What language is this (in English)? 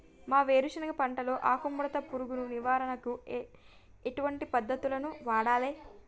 Telugu